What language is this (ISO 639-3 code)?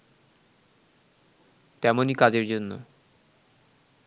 ben